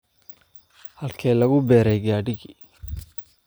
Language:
Somali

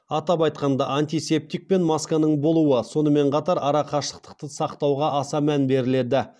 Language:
Kazakh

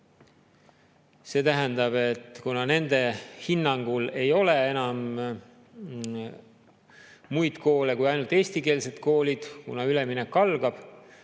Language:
Estonian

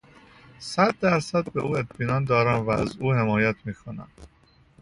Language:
Persian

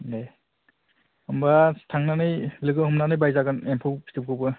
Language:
Bodo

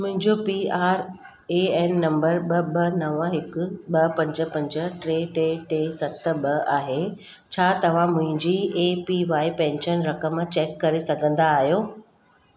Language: Sindhi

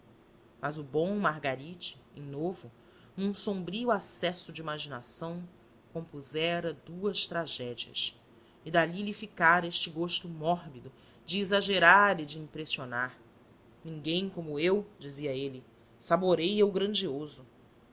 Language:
Portuguese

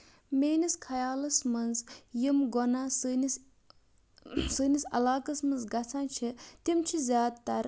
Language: Kashmiri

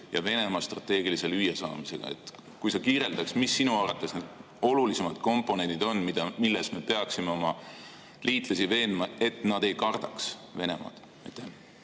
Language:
Estonian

